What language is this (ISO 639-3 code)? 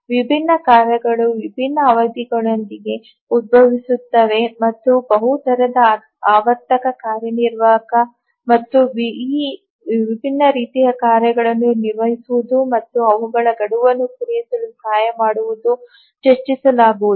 kan